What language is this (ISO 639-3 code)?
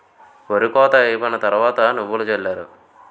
tel